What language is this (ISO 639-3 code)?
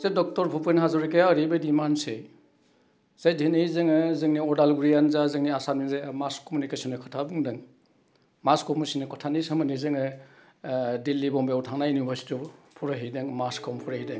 brx